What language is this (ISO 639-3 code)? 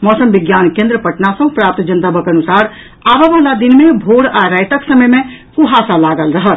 mai